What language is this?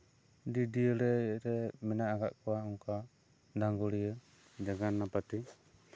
Santali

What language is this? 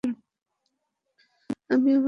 Bangla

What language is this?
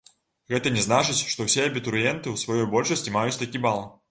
Belarusian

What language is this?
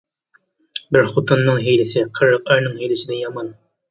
Uyghur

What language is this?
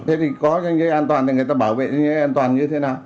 Vietnamese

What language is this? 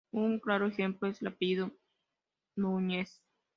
Spanish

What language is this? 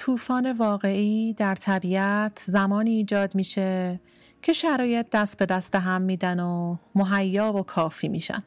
Persian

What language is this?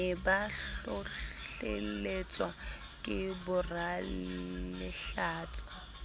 Southern Sotho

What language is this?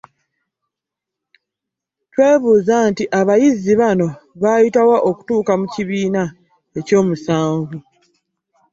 Ganda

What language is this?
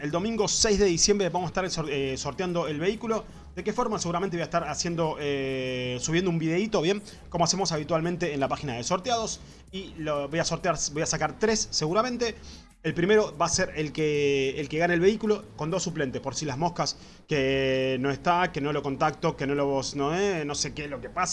Spanish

